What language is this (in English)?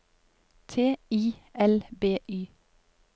Norwegian